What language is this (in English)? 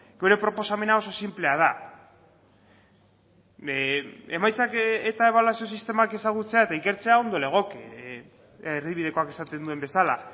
Basque